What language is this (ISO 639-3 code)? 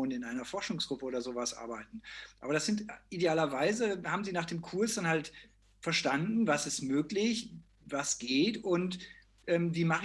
deu